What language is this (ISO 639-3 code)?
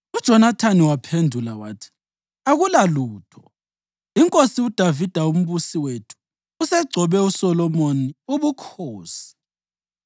nde